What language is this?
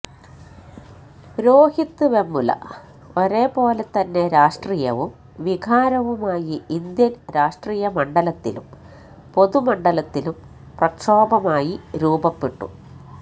Malayalam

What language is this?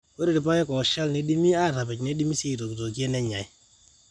Masai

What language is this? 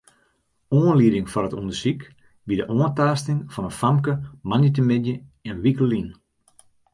Western Frisian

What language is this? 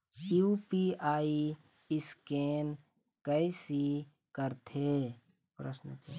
Chhattisgarhi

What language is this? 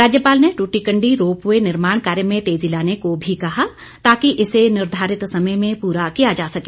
Hindi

